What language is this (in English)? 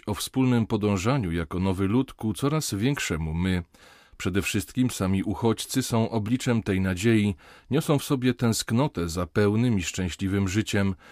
Polish